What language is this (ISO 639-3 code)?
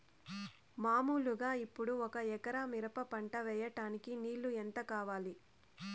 tel